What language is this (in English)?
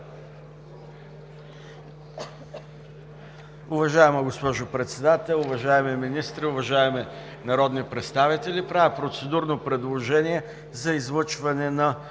Bulgarian